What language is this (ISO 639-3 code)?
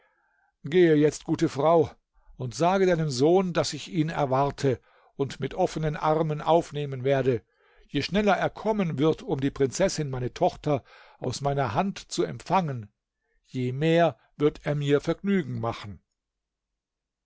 deu